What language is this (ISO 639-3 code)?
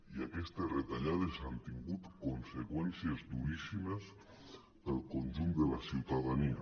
cat